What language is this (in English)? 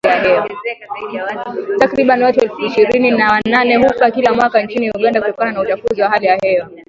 Swahili